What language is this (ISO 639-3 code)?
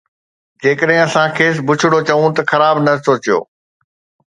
snd